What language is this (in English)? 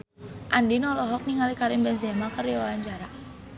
Sundanese